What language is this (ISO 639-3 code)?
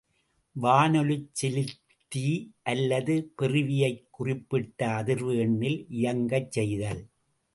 tam